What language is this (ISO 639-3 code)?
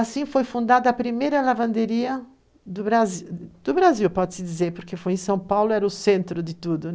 por